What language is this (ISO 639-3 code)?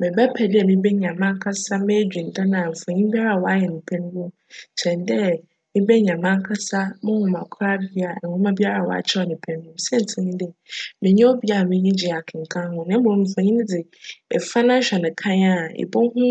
aka